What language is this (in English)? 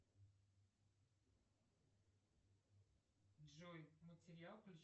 Russian